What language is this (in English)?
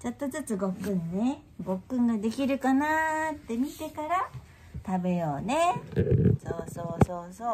Japanese